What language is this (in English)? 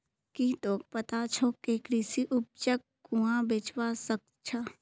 Magahi